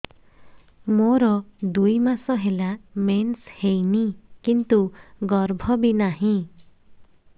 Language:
Odia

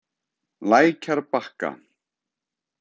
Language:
Icelandic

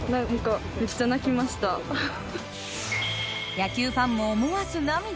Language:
Japanese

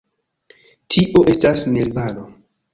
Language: Esperanto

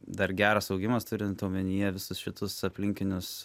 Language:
Lithuanian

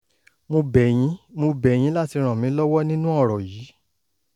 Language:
Yoruba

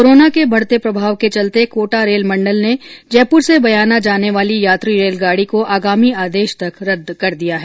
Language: Hindi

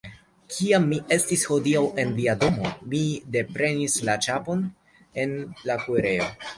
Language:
Esperanto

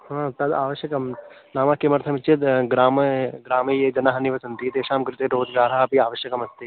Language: Sanskrit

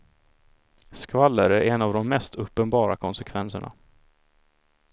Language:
Swedish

